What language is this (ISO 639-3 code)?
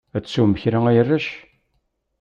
kab